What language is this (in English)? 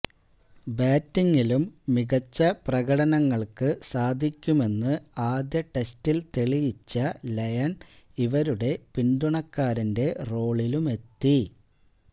Malayalam